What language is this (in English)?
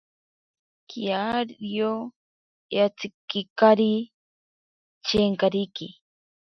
Ashéninka Perené